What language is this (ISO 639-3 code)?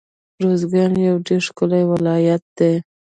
pus